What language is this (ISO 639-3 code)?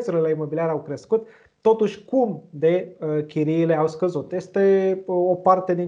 ron